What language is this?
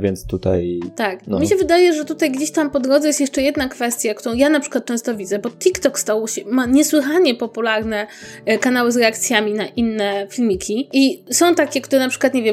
Polish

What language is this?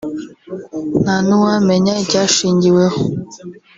Kinyarwanda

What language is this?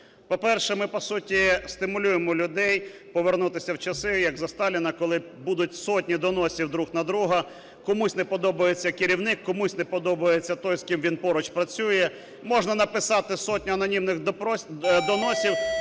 Ukrainian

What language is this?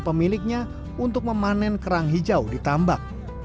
Indonesian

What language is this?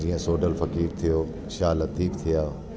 Sindhi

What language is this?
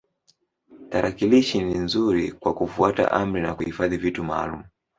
Swahili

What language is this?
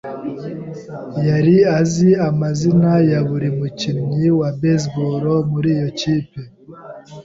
Kinyarwanda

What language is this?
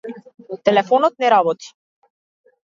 Macedonian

